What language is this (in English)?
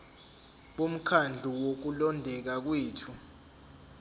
Zulu